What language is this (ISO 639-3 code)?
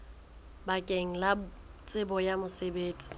sot